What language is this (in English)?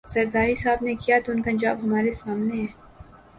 Urdu